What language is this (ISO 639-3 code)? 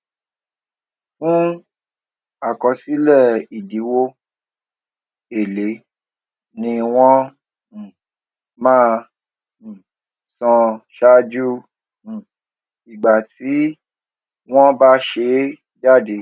yor